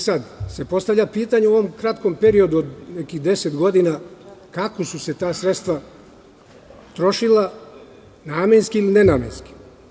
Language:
Serbian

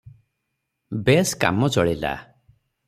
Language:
Odia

